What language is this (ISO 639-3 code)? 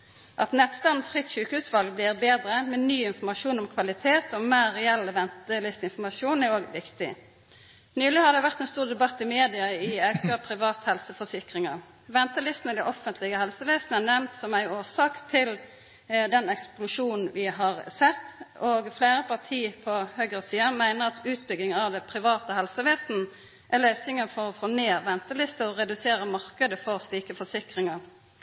nno